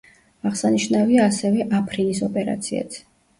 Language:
Georgian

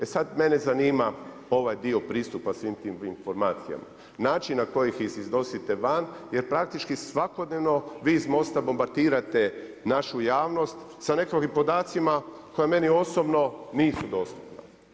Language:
Croatian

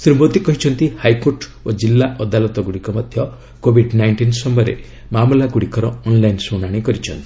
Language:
Odia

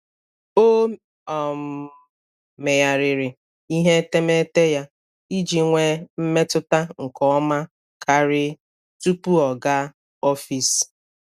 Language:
Igbo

